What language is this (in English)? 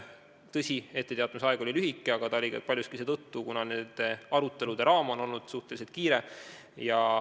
Estonian